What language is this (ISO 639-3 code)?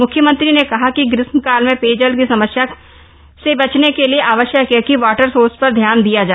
hin